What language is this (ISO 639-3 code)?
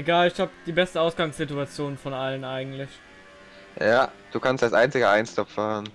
deu